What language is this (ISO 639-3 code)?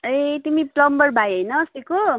nep